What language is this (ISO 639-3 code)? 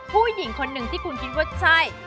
tha